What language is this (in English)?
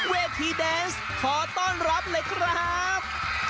Thai